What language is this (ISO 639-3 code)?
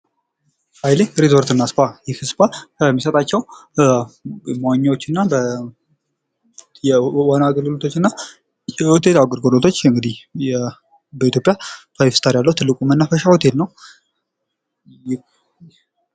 amh